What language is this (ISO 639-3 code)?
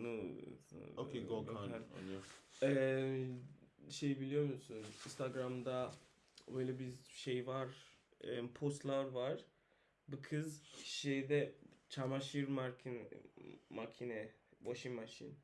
tur